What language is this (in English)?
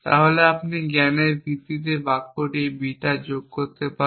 Bangla